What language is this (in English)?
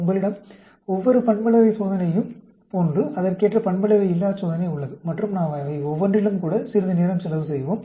Tamil